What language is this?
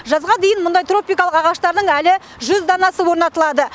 Kazakh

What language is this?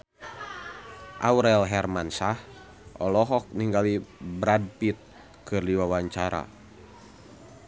Sundanese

